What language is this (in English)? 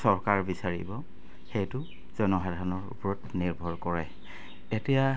Assamese